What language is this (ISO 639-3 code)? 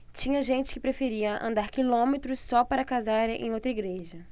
por